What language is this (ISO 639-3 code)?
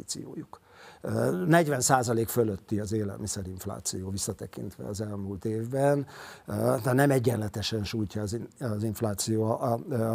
hun